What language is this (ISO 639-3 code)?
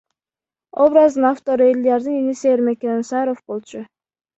kir